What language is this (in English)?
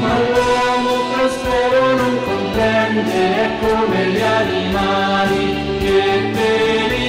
Italian